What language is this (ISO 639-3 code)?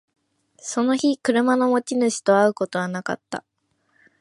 jpn